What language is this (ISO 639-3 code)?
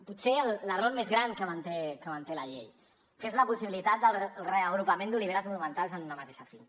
cat